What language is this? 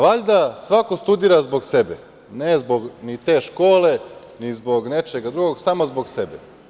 Serbian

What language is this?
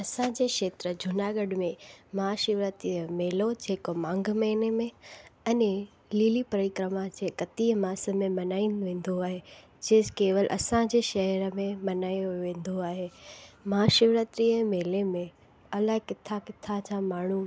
Sindhi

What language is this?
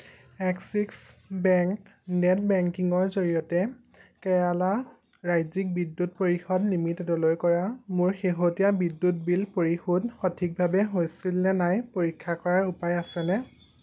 Assamese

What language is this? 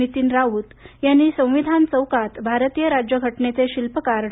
Marathi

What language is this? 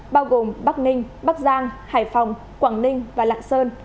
Vietnamese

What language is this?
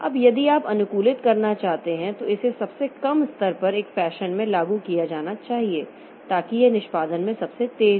Hindi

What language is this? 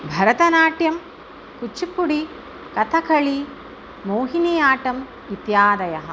Sanskrit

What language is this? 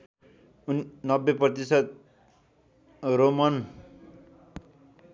Nepali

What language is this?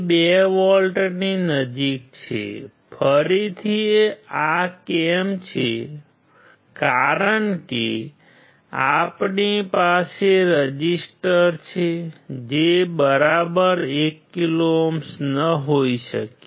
Gujarati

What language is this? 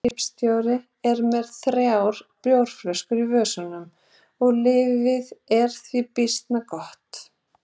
Icelandic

